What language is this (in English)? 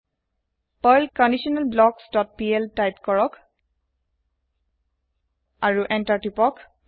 Assamese